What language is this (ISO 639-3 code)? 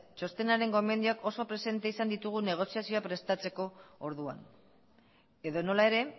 eus